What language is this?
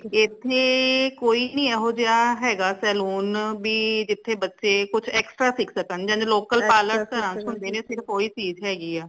Punjabi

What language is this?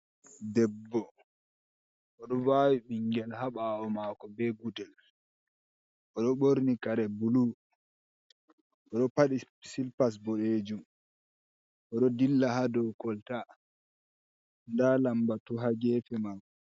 Fula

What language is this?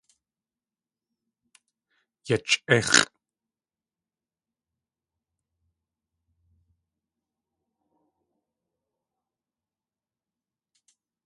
Tlingit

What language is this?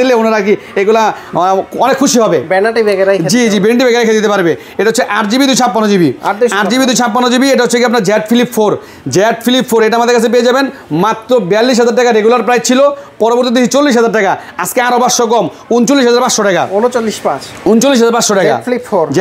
Bangla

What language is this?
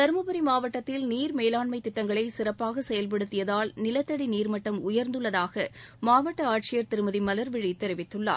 Tamil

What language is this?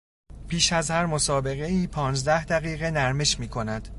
Persian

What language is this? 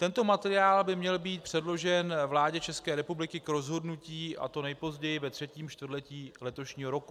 Czech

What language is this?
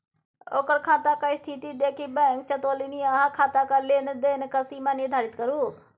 Maithili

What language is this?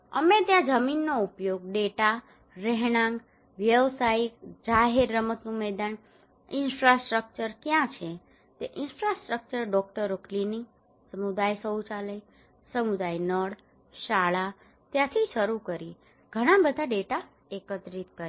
Gujarati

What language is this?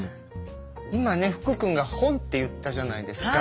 Japanese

